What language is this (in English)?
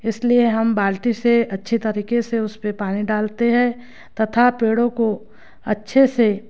Hindi